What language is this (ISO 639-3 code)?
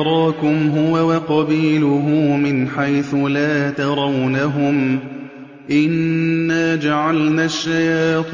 ara